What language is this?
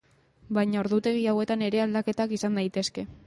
Basque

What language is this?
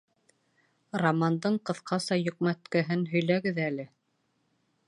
Bashkir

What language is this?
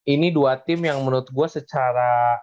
Indonesian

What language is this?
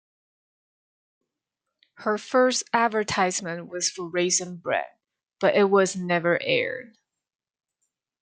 English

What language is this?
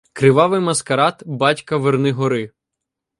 Ukrainian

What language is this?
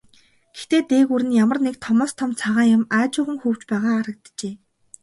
Mongolian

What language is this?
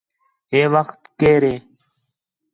Khetrani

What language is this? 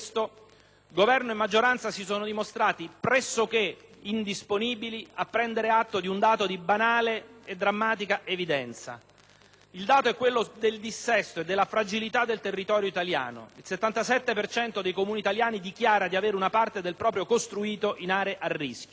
Italian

